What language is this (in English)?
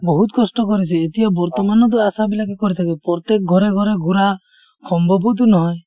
Assamese